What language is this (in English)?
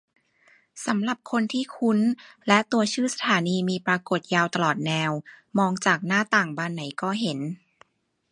Thai